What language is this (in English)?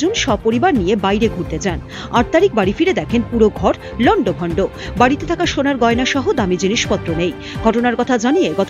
Bangla